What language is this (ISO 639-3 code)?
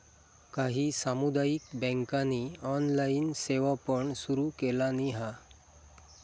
mar